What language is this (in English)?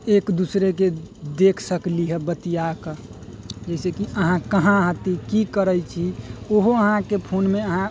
Maithili